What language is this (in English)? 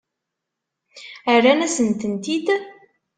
Kabyle